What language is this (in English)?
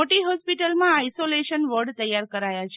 Gujarati